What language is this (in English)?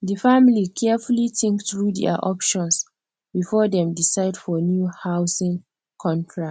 Nigerian Pidgin